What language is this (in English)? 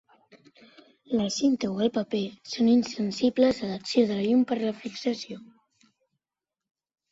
Catalan